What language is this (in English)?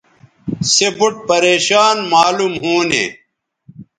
Bateri